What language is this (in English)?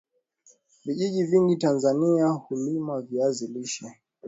Swahili